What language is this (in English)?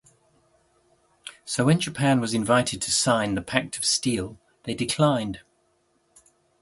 English